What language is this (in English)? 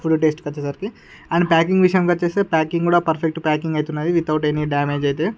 Telugu